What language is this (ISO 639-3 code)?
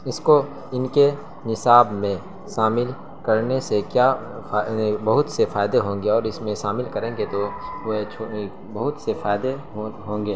urd